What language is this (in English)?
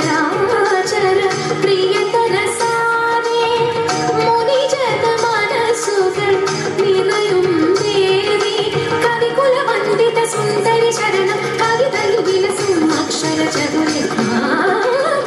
Kannada